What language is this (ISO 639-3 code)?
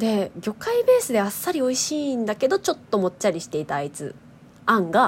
jpn